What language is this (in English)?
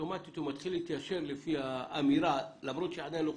Hebrew